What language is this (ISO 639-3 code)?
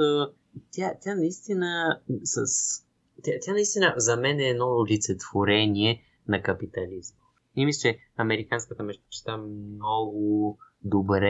bul